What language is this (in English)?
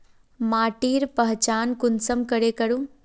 Magahi